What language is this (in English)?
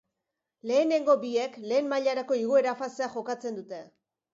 Basque